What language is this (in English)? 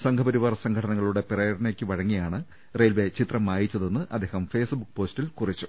Malayalam